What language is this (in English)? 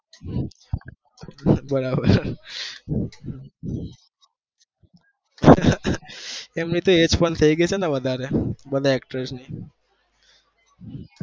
Gujarati